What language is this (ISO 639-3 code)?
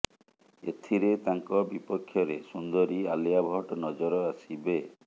ori